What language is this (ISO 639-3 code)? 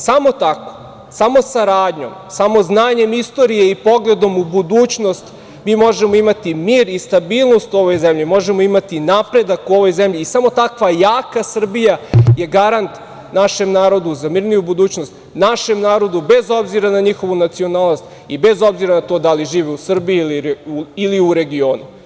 srp